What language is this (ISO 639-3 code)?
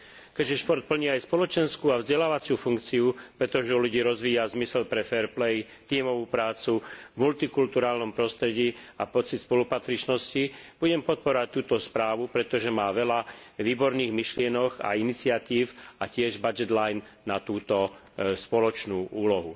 slk